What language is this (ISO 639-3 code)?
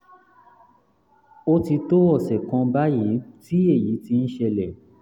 yor